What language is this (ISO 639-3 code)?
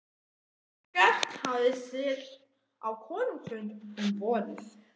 isl